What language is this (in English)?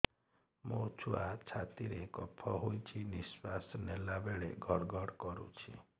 Odia